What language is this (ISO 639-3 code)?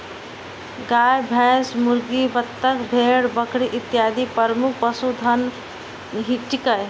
mai